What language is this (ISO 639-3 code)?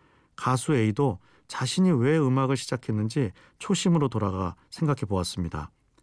kor